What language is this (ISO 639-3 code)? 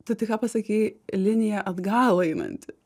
lit